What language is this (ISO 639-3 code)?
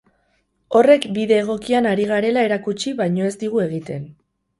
eus